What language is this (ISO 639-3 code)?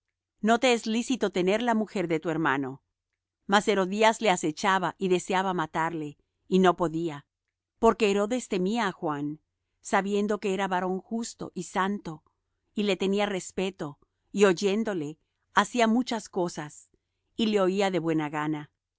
spa